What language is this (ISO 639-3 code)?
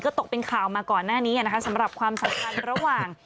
tha